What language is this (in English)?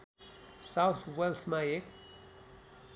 Nepali